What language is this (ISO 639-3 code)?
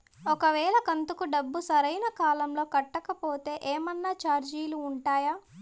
tel